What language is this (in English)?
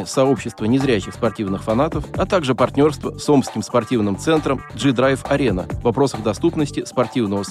Russian